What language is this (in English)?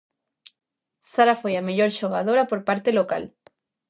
Galician